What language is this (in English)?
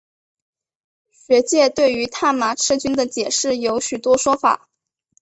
Chinese